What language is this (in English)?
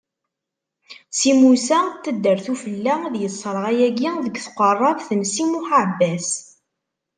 Kabyle